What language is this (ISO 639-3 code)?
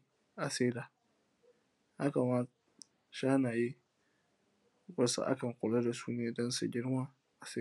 hau